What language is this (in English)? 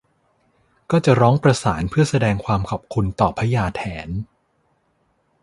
Thai